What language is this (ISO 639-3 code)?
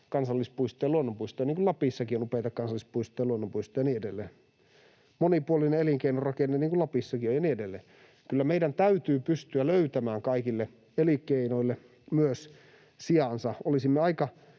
fin